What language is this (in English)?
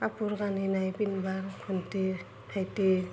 Assamese